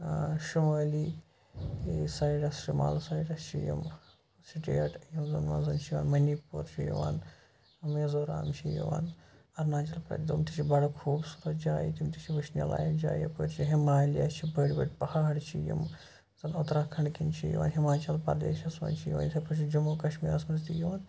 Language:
Kashmiri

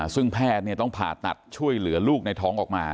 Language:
Thai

